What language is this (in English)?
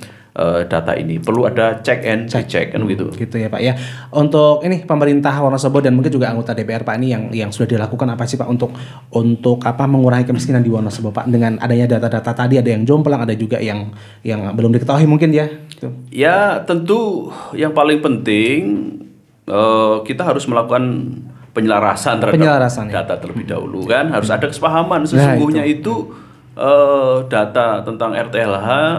Indonesian